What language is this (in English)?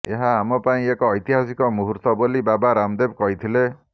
Odia